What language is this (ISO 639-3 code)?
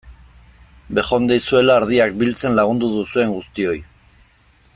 eus